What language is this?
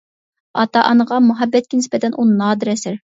Uyghur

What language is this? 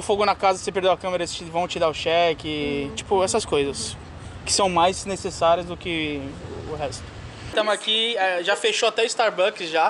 Portuguese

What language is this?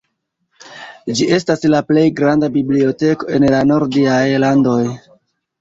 Esperanto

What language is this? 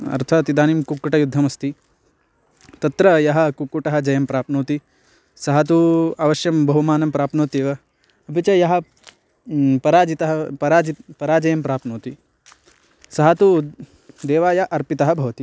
Sanskrit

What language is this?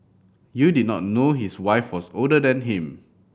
English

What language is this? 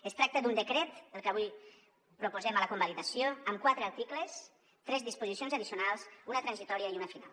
Catalan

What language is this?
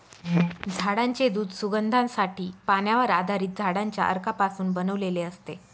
Marathi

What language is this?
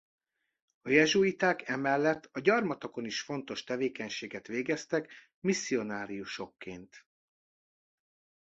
Hungarian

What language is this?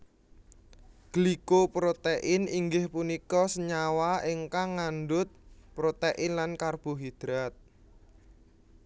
Javanese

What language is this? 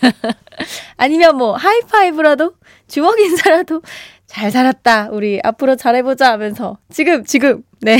Korean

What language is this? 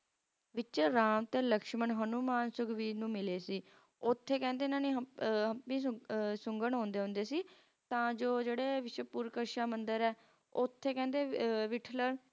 Punjabi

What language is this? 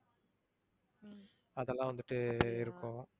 Tamil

